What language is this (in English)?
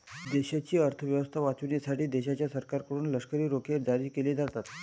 Marathi